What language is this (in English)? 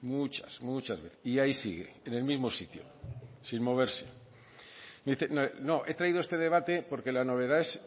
Spanish